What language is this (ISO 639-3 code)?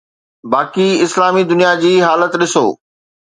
snd